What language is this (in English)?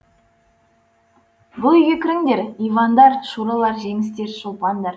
Kazakh